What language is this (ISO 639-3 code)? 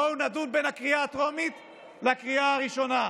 heb